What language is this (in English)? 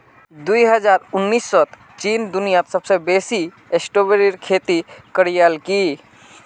Magahi